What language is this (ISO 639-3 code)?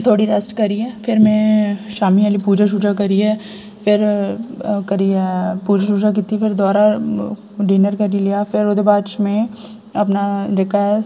doi